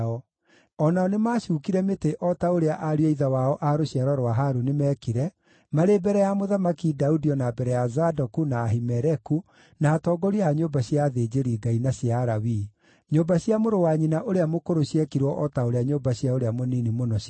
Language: Kikuyu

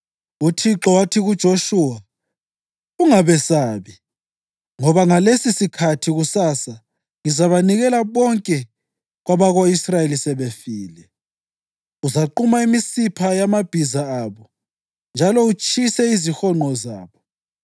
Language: North Ndebele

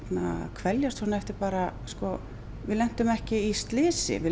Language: Icelandic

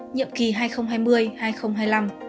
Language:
Vietnamese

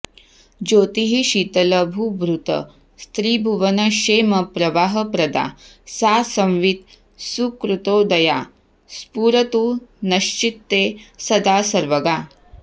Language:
Sanskrit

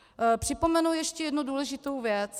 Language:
Czech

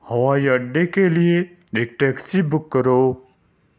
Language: Urdu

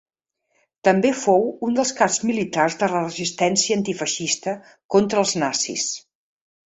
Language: Catalan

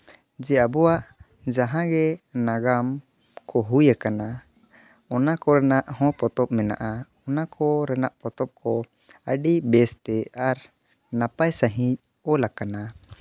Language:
Santali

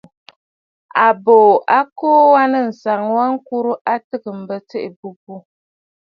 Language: Bafut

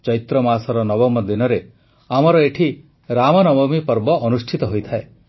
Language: Odia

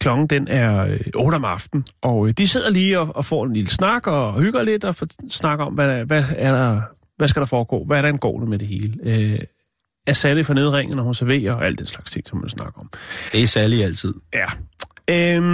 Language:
Danish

